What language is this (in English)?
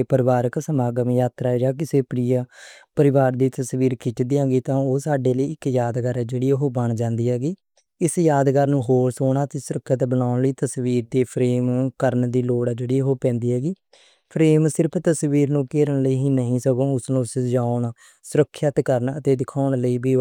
Western Panjabi